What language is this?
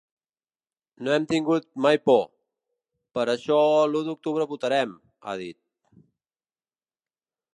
Catalan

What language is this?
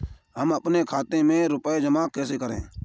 Hindi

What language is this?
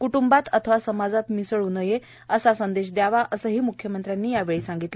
Marathi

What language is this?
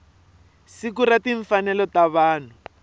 Tsonga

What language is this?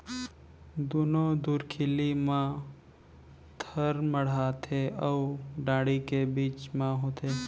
Chhattisgarhi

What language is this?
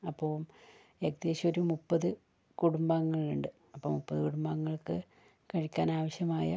Malayalam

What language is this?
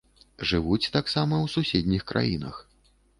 Belarusian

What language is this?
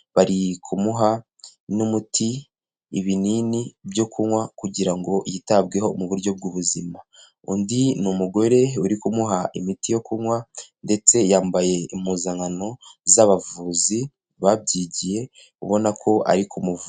Kinyarwanda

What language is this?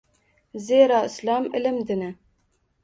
Uzbek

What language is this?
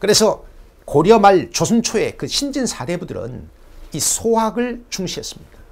Korean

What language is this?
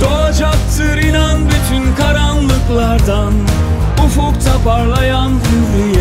Turkish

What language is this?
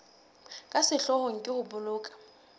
Southern Sotho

